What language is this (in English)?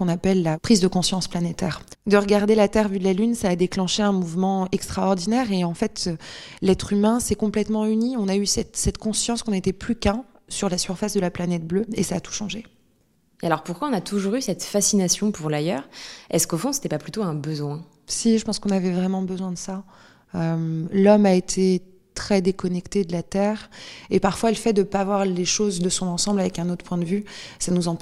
French